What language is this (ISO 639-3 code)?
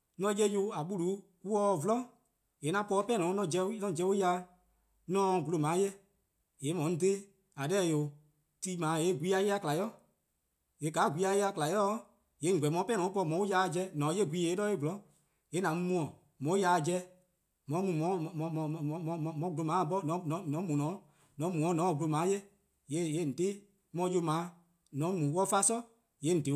kqo